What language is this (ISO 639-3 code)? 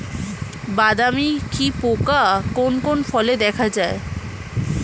ben